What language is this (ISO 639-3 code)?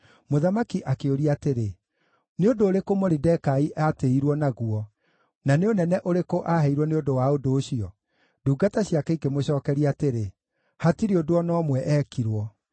kik